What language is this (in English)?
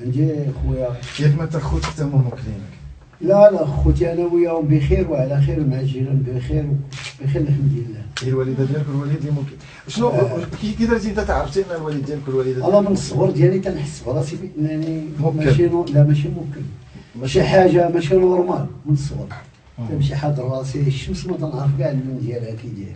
Arabic